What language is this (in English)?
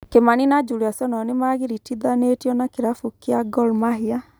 Kikuyu